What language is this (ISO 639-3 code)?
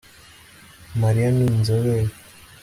kin